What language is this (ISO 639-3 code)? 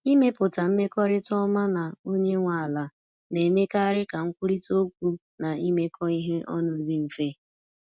ibo